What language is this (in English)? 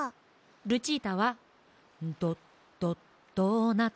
Japanese